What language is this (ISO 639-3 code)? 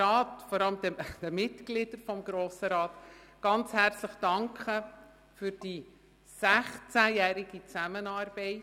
gsw